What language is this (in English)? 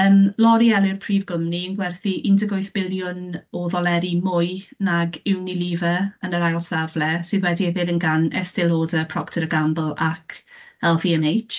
Welsh